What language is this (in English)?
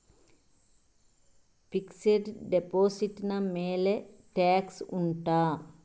Kannada